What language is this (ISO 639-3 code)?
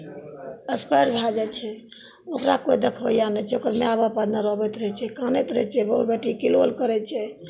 mai